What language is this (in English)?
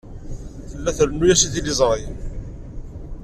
Kabyle